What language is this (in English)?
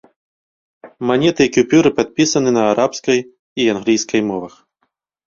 Belarusian